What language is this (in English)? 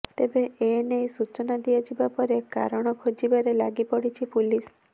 Odia